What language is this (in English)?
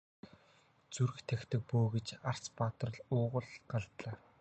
Mongolian